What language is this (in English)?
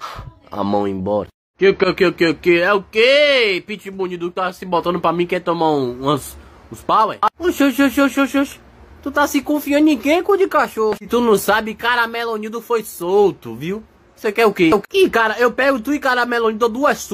Portuguese